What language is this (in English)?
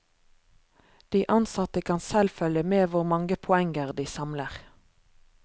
Norwegian